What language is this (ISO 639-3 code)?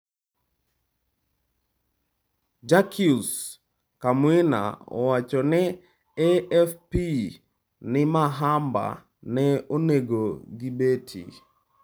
luo